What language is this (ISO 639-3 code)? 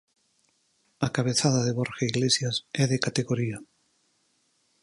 glg